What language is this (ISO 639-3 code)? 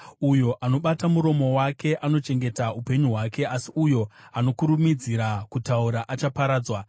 sna